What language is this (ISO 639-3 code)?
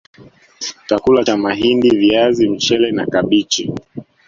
swa